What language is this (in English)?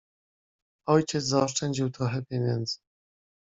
Polish